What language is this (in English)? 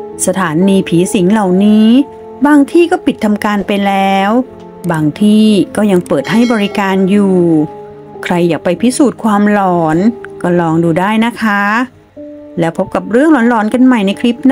Thai